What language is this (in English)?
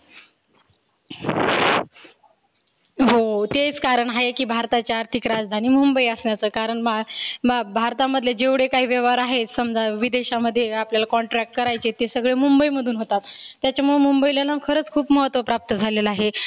Marathi